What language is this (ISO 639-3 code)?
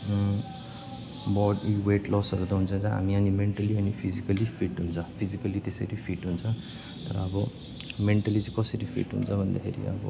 nep